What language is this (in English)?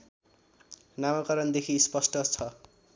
Nepali